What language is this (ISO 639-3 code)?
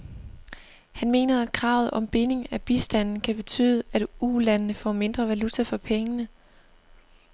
dan